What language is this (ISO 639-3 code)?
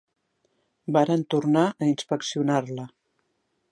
cat